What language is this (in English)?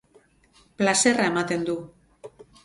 Basque